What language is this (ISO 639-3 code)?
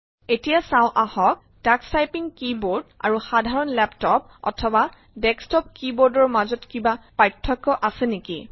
asm